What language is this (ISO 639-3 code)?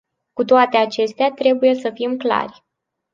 ron